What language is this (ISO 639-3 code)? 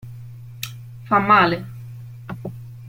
ita